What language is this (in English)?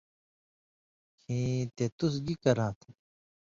Indus Kohistani